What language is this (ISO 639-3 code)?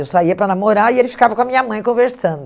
por